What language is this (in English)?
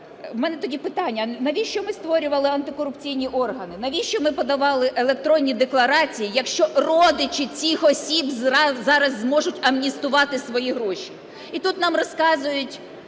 Ukrainian